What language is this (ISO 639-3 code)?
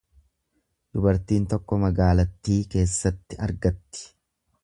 orm